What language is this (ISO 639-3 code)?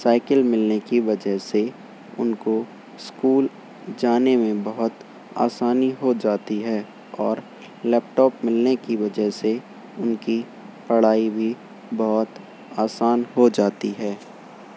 urd